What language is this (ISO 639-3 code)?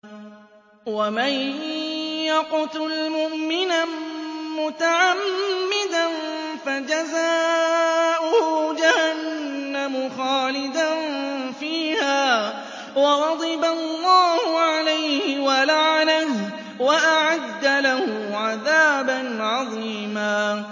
ara